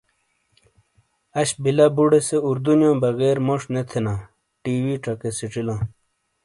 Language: Shina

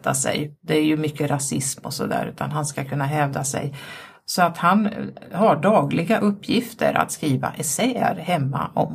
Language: Swedish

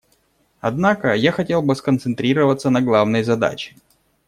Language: Russian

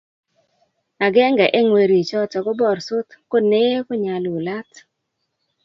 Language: Kalenjin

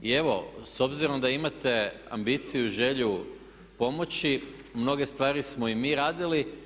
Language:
Croatian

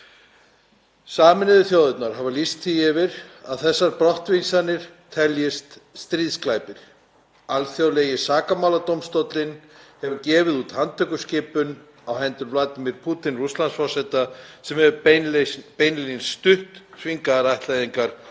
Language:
Icelandic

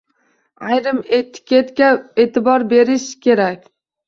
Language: Uzbek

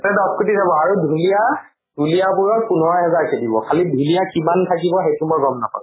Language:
Assamese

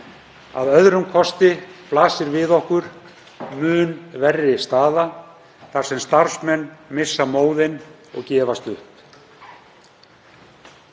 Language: Icelandic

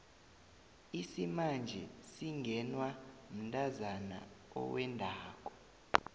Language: South Ndebele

